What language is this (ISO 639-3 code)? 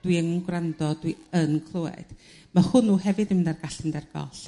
cym